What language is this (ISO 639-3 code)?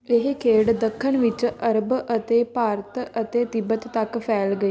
pan